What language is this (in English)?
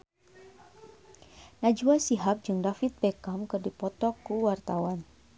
Sundanese